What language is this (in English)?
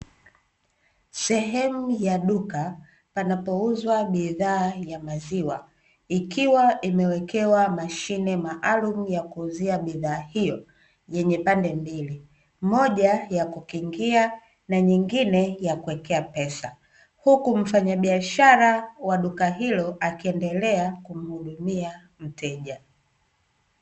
Swahili